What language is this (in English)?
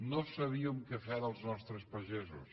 Catalan